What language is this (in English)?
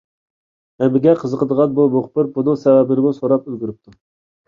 Uyghur